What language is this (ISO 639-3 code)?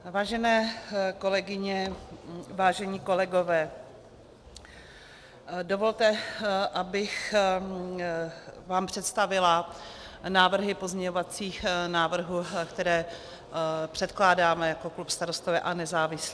ces